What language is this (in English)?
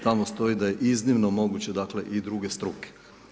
Croatian